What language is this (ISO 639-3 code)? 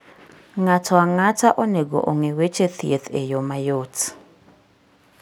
luo